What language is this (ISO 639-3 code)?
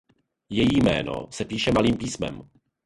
ces